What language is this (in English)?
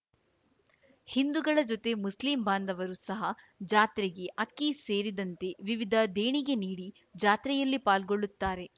Kannada